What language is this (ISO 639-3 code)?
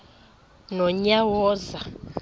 xho